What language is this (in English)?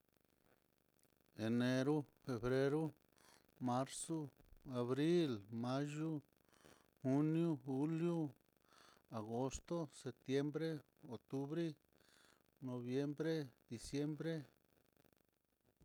Mitlatongo Mixtec